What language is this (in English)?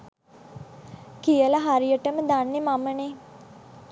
Sinhala